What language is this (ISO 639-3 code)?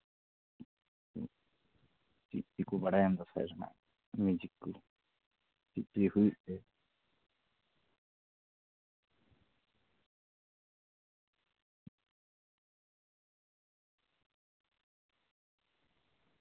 sat